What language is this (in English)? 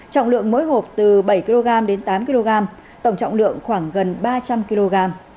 Vietnamese